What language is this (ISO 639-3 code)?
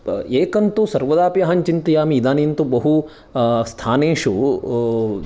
san